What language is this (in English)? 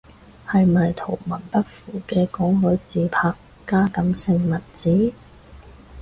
Cantonese